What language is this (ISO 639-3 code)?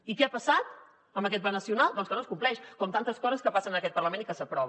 cat